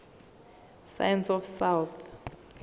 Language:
Zulu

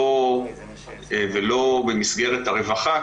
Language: Hebrew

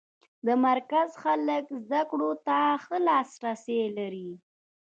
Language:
Pashto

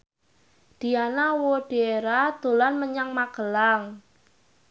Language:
Javanese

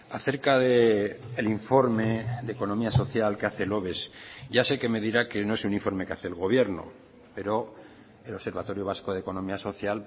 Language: Spanish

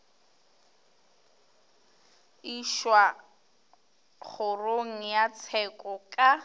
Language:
Northern Sotho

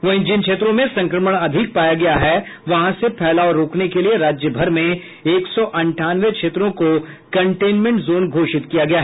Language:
Hindi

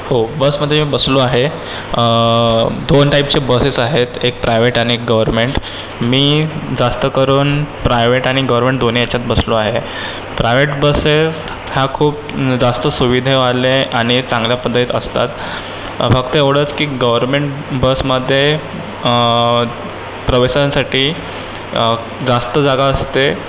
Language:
Marathi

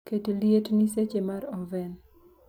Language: Luo (Kenya and Tanzania)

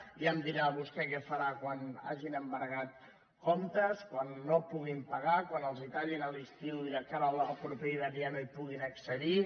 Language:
Catalan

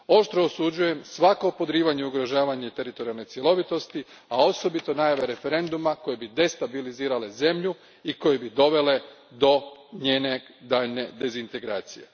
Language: Croatian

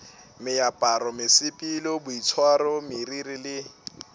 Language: Northern Sotho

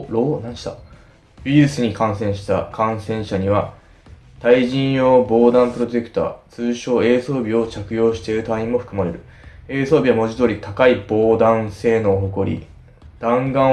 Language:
Japanese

